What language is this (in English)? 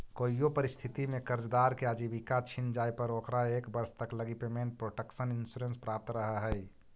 Magahi